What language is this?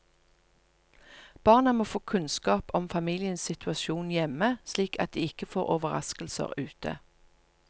Norwegian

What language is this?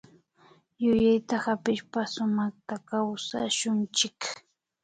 Imbabura Highland Quichua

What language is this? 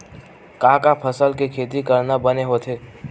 Chhattisgarhi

